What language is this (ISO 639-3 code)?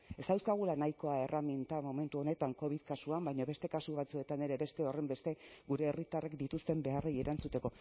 eus